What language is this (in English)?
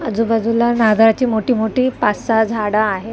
Marathi